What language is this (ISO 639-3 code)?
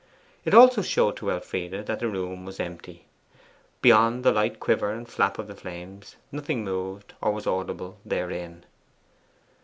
eng